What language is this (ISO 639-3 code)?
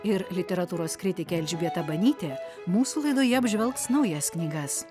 lit